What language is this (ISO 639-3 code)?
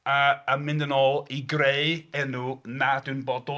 cym